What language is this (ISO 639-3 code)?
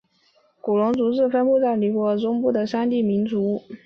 zho